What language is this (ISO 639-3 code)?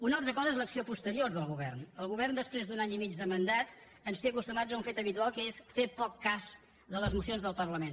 cat